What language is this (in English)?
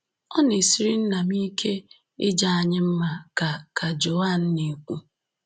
Igbo